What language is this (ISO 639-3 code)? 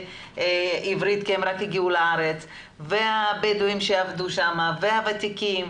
heb